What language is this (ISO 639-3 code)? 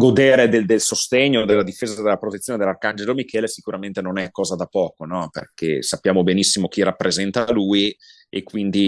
ita